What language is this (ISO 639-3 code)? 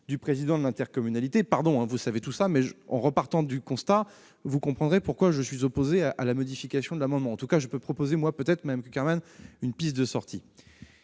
fra